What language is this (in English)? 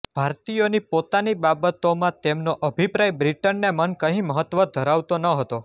Gujarati